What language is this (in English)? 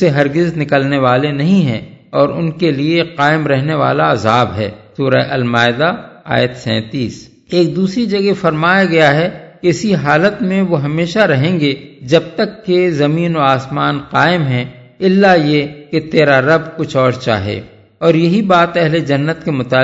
Urdu